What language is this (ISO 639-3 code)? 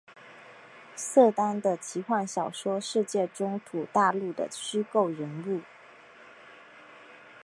zho